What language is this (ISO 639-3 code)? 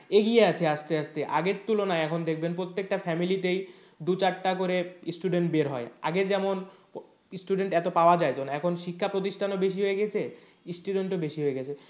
ben